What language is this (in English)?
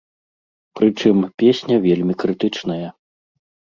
Belarusian